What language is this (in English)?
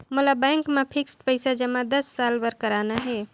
Chhattisgarhi